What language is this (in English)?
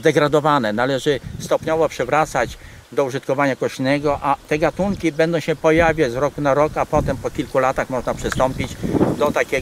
Polish